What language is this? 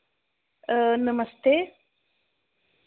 Dogri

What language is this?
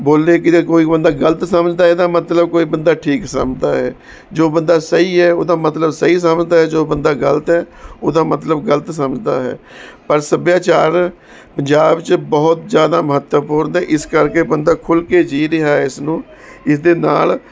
Punjabi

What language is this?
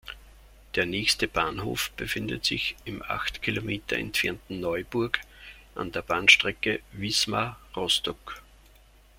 German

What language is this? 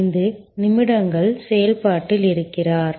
Tamil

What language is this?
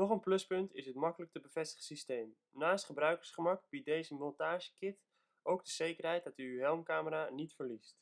Dutch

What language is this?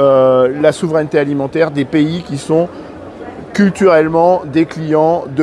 French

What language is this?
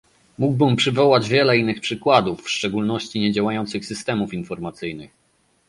Polish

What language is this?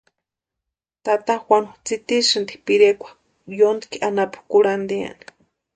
Western Highland Purepecha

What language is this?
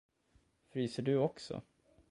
Swedish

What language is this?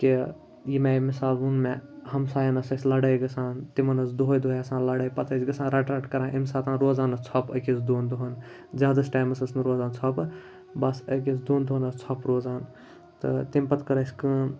Kashmiri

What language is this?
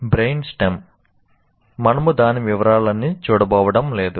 Telugu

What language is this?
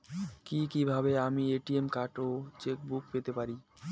Bangla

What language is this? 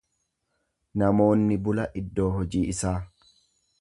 Oromo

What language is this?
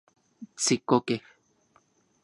Central Puebla Nahuatl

